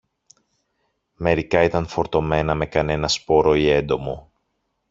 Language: Greek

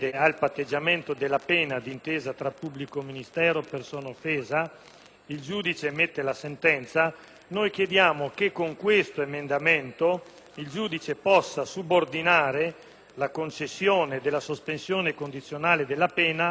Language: Italian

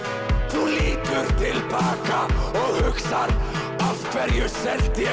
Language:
Icelandic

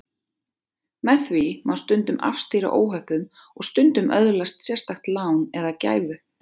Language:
Icelandic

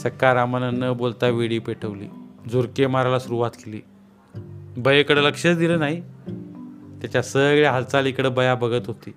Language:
Marathi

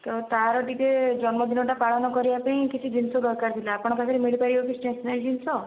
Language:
Odia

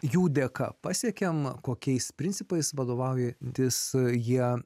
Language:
Lithuanian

